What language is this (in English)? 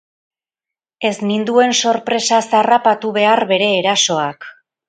Basque